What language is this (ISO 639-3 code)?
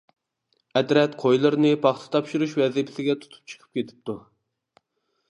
uig